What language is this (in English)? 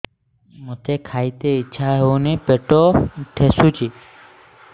Odia